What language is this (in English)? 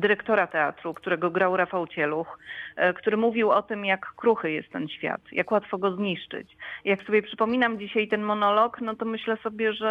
Polish